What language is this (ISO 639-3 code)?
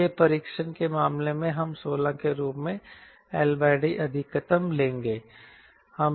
hin